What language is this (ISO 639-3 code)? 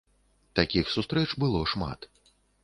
bel